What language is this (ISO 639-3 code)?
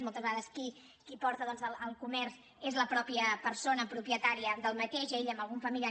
cat